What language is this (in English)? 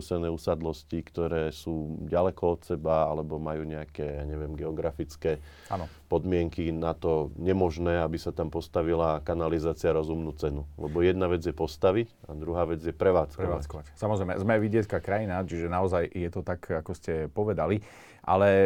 Slovak